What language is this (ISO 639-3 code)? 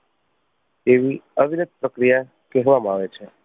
guj